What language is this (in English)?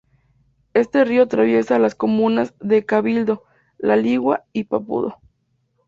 Spanish